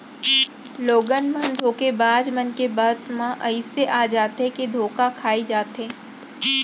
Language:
Chhattisgarhi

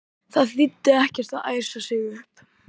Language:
Icelandic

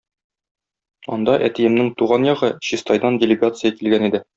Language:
Tatar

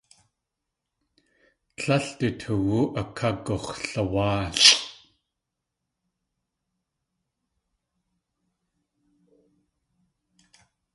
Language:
Tlingit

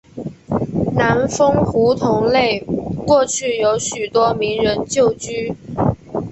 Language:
Chinese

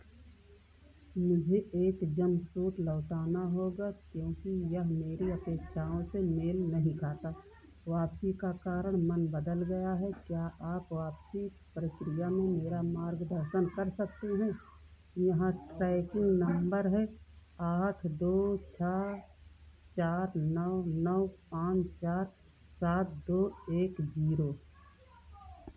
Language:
Hindi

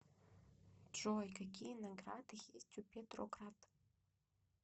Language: Russian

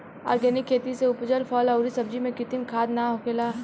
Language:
Bhojpuri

